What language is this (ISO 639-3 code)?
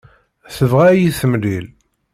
kab